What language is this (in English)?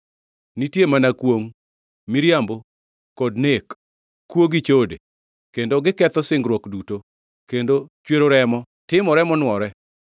Luo (Kenya and Tanzania)